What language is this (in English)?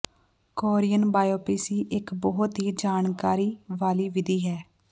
Punjabi